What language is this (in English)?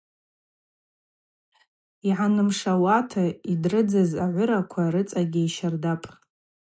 Abaza